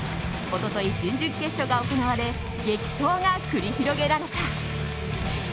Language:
Japanese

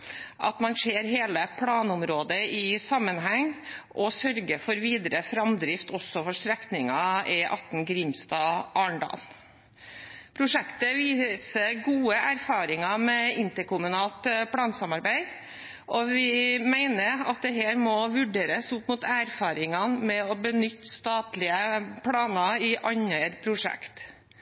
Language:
Norwegian Bokmål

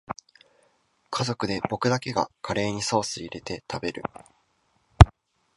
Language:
Japanese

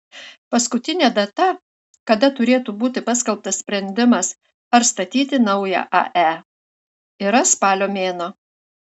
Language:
Lithuanian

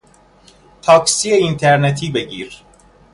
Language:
Persian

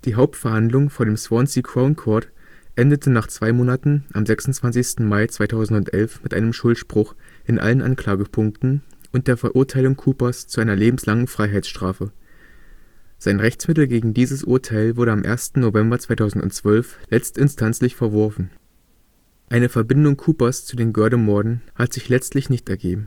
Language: German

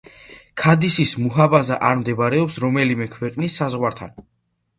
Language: Georgian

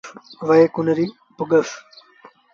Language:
Sindhi Bhil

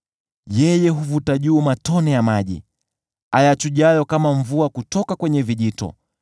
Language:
Swahili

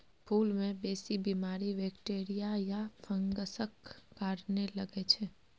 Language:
Maithili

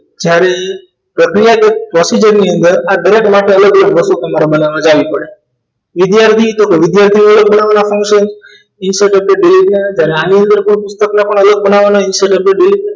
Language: Gujarati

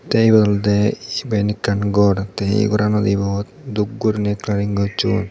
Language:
Chakma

